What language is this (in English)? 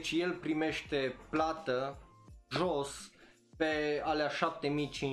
Romanian